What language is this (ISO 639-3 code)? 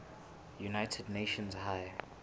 sot